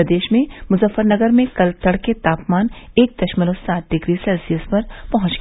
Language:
Hindi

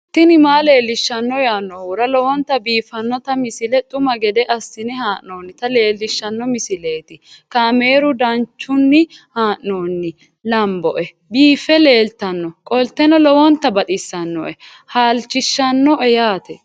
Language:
Sidamo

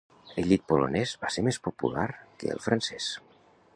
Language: Catalan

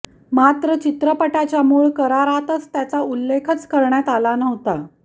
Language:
Marathi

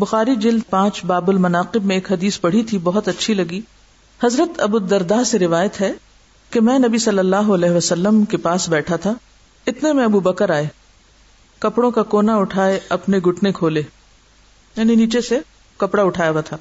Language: Urdu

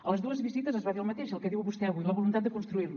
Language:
Catalan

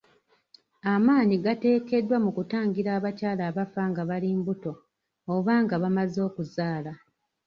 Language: Ganda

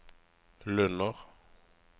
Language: Norwegian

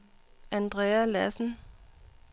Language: Danish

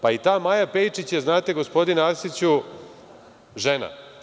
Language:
Serbian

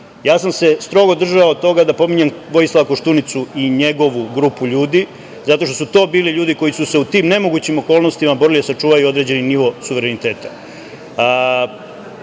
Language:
Serbian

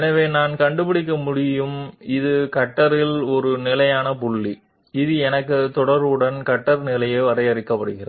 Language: Telugu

